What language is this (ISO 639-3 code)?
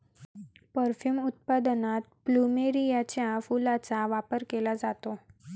mar